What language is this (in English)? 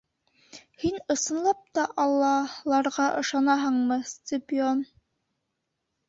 Bashkir